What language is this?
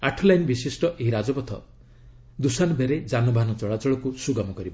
Odia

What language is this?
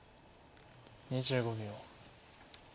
Japanese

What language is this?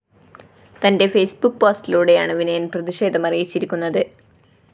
Malayalam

